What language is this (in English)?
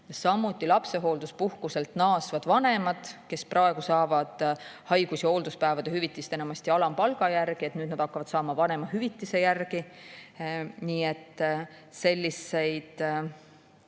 Estonian